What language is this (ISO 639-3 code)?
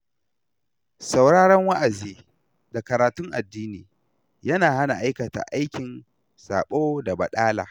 hau